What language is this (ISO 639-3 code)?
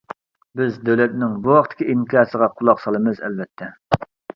uig